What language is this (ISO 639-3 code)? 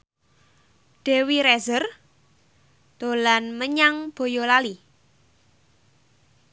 jav